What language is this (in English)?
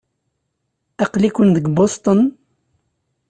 Kabyle